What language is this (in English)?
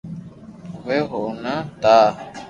Loarki